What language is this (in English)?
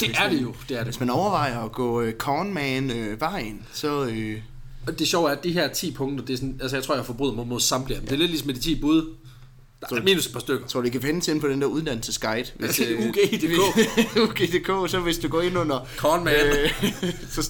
Danish